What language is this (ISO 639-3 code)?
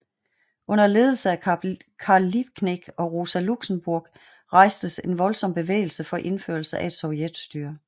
dan